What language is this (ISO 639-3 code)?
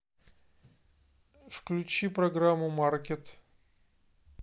rus